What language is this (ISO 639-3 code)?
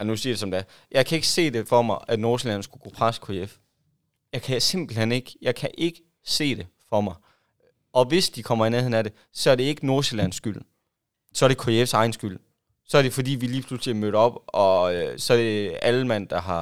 dan